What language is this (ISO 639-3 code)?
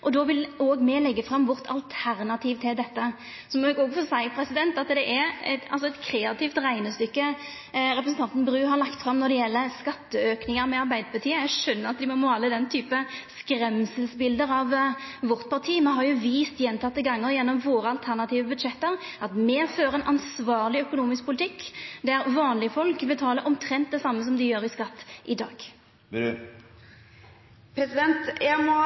nor